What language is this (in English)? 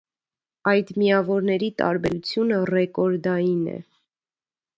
Armenian